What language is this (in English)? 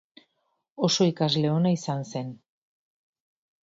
Basque